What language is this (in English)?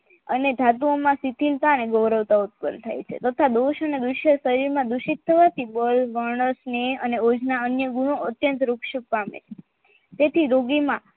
Gujarati